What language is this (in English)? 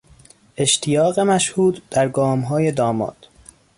Persian